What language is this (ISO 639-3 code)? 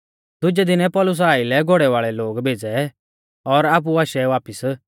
bfz